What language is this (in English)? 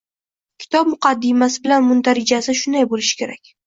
Uzbek